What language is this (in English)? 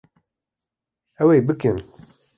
Kurdish